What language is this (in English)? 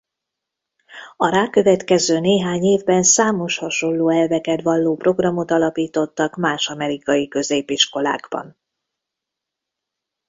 Hungarian